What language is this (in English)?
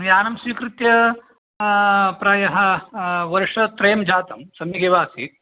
Sanskrit